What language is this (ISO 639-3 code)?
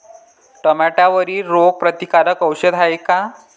mar